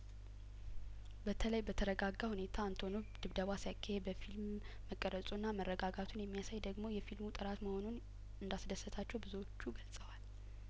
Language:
Amharic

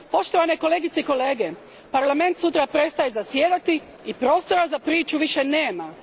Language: Croatian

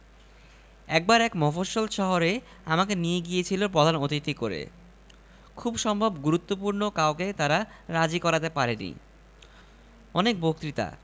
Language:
Bangla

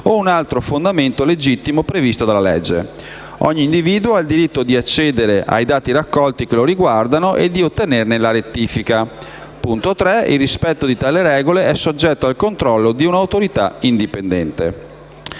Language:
Italian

